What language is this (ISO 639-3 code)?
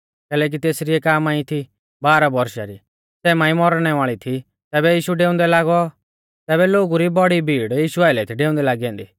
bfz